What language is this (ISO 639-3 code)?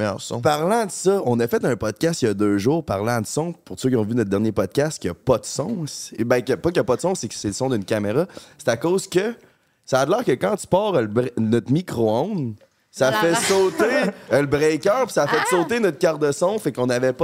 fra